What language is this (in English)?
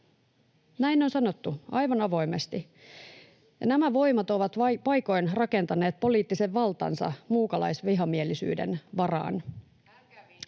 Finnish